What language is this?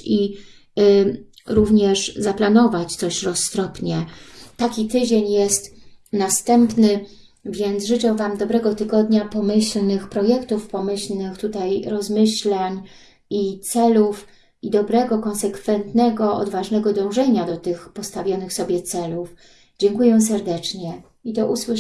Polish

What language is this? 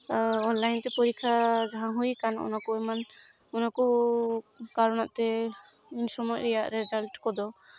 Santali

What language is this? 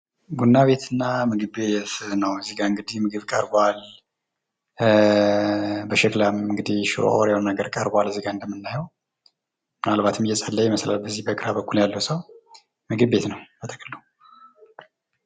Amharic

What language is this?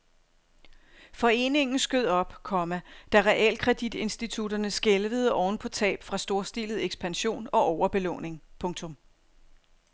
Danish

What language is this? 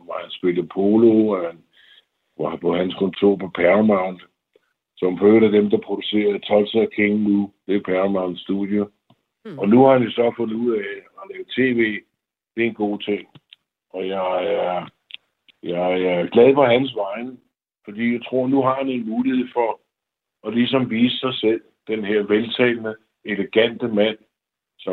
Danish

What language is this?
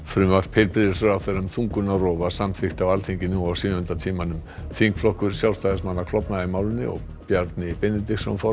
Icelandic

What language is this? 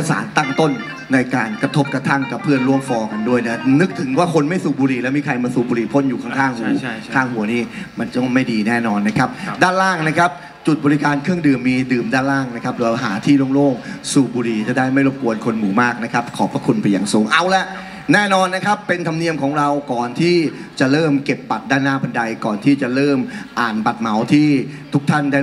Thai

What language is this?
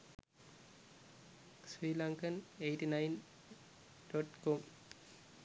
Sinhala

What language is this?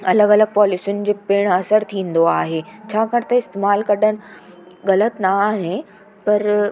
Sindhi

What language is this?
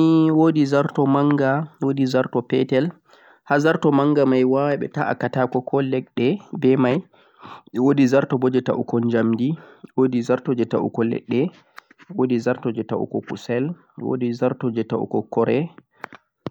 Central-Eastern Niger Fulfulde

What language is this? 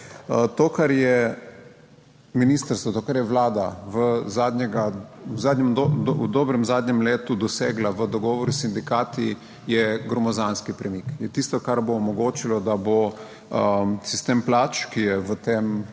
Slovenian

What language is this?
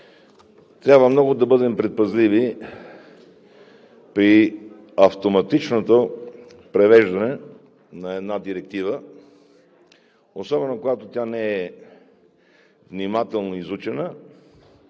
Bulgarian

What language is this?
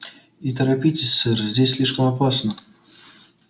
Russian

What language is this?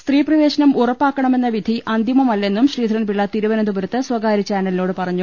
Malayalam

